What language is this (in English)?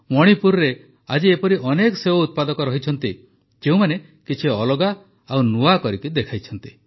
Odia